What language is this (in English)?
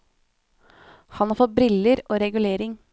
Norwegian